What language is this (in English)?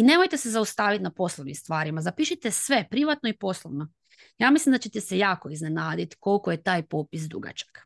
Croatian